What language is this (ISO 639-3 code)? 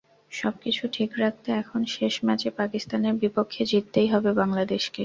ben